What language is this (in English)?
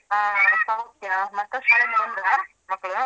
Kannada